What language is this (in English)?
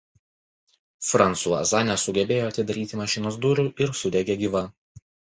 Lithuanian